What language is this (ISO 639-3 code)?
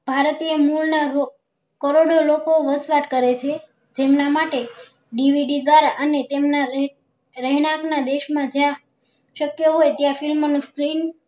guj